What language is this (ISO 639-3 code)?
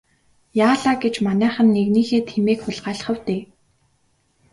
mon